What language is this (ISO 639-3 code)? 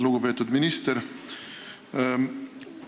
est